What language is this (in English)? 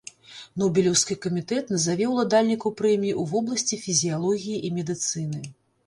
Belarusian